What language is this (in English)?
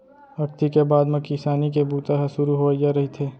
Chhattisgarhi